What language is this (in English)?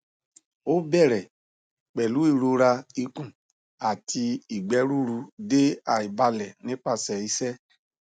Yoruba